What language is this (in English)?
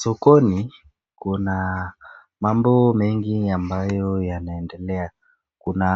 Swahili